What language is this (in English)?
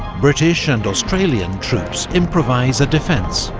English